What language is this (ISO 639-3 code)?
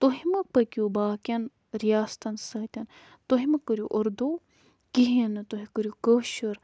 kas